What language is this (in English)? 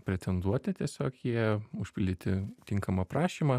Lithuanian